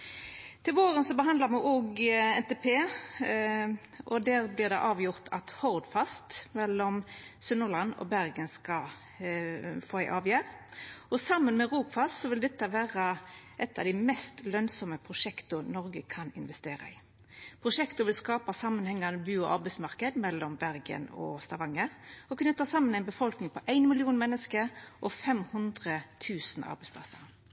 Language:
Norwegian Nynorsk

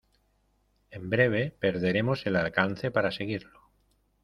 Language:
Spanish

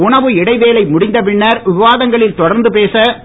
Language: Tamil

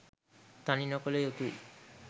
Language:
Sinhala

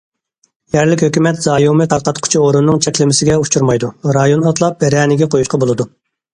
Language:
Uyghur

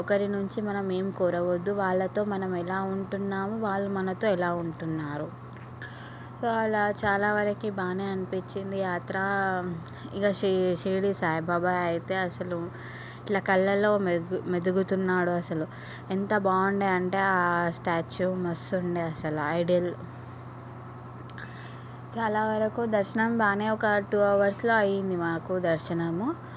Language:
Telugu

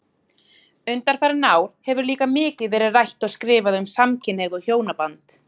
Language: Icelandic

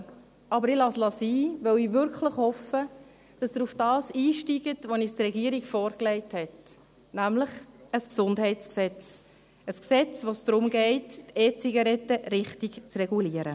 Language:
Swiss German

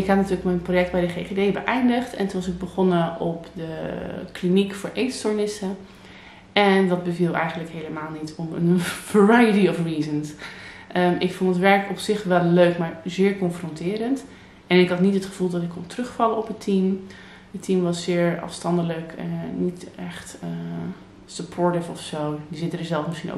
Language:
Dutch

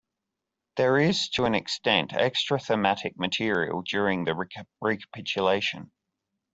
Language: English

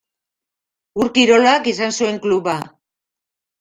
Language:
Basque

